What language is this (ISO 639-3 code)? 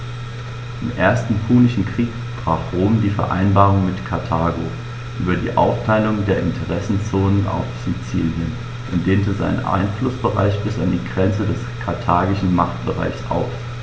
deu